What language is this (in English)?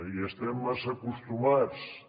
Catalan